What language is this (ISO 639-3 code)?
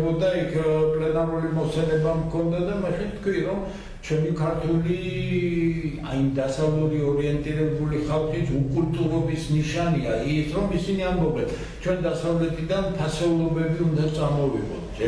ron